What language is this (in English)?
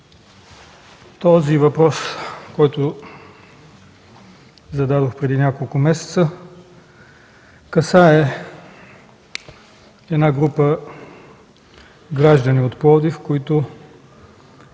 Bulgarian